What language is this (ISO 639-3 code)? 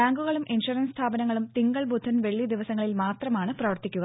mal